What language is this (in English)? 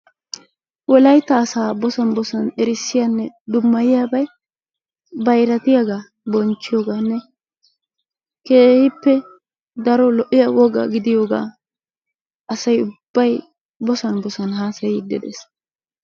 Wolaytta